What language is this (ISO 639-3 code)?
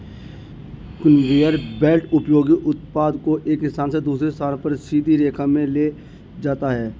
hin